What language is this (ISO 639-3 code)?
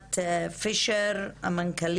heb